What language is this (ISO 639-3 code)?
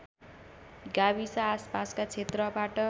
nep